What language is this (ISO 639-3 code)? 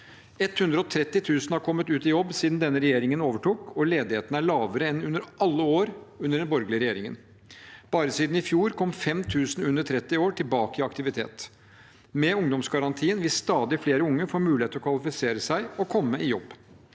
nor